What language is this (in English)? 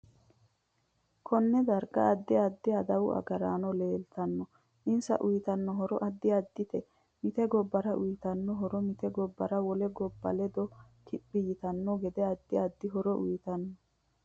Sidamo